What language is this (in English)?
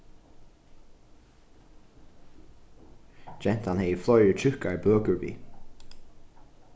Faroese